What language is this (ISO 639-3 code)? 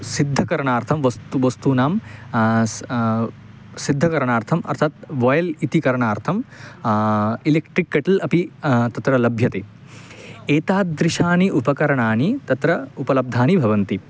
san